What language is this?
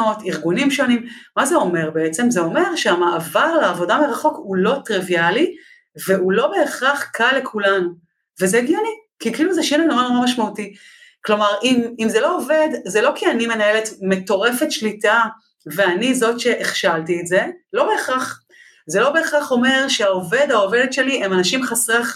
Hebrew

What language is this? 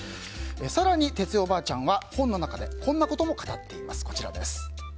Japanese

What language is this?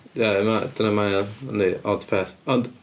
Welsh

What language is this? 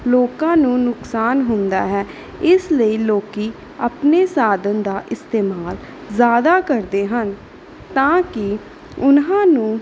Punjabi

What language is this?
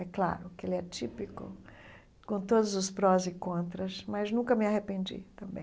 Portuguese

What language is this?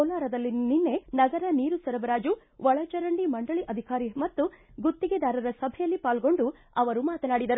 Kannada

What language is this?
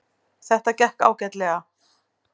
Icelandic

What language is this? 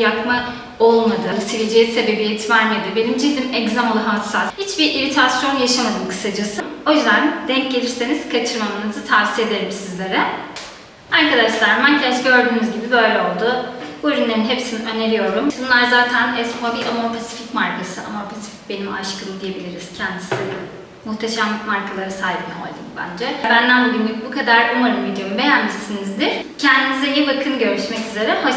Turkish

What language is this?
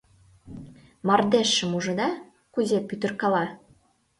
Mari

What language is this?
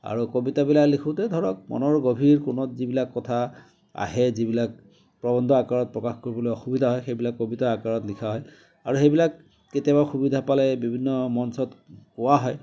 Assamese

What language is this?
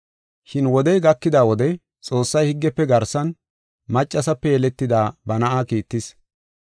Gofa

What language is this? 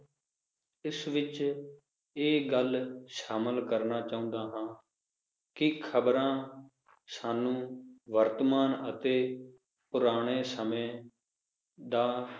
Punjabi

